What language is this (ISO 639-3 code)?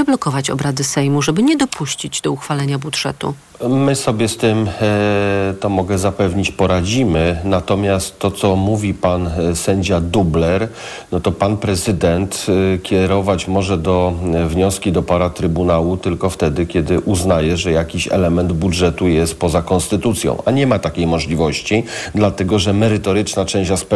pol